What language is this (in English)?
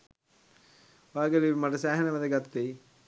Sinhala